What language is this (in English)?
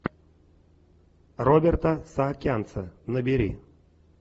Russian